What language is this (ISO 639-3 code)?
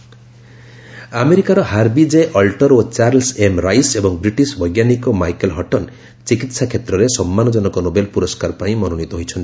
ori